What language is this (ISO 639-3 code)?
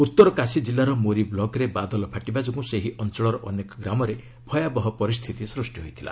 ori